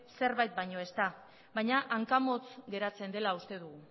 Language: Basque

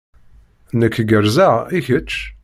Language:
Kabyle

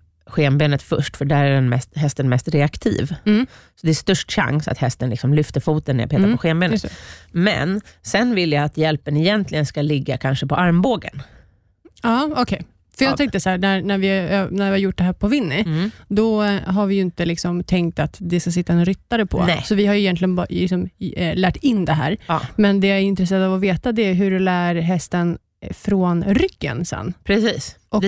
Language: Swedish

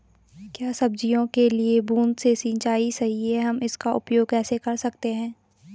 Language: Hindi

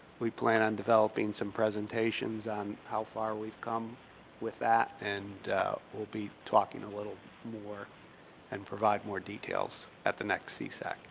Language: English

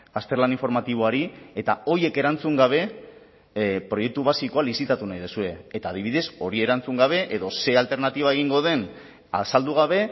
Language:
Basque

